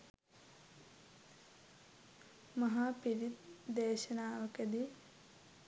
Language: Sinhala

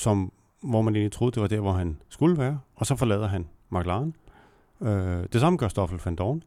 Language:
Danish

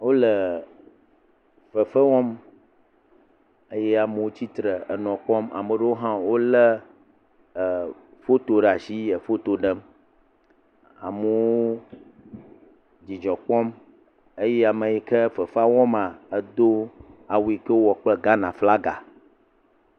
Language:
Ewe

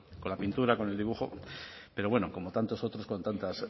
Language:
Spanish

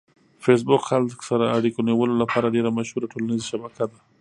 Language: Pashto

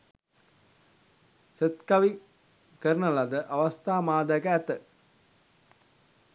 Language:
Sinhala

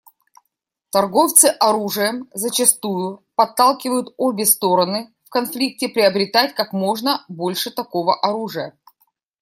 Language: Russian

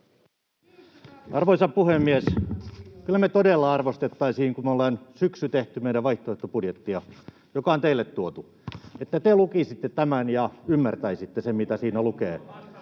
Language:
Finnish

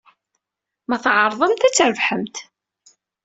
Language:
Kabyle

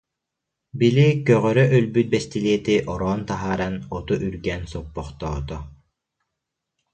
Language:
Yakut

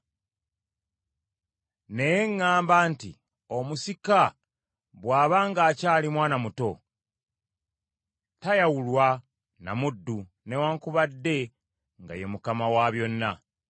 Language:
Ganda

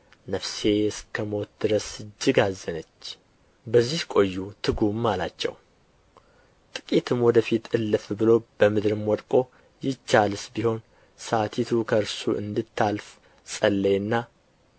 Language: Amharic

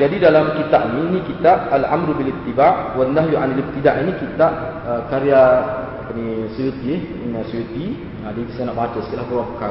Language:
Malay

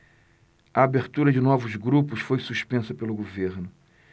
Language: Portuguese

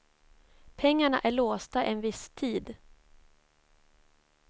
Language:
Swedish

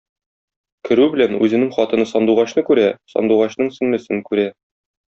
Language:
Tatar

